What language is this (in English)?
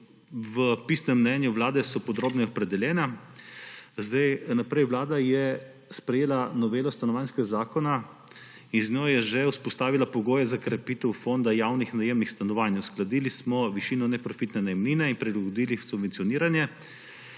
Slovenian